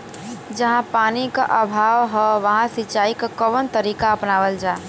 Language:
Bhojpuri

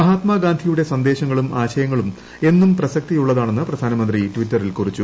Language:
Malayalam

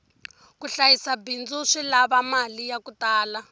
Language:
Tsonga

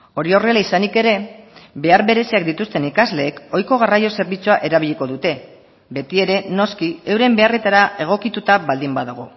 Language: Basque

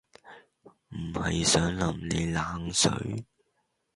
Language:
Cantonese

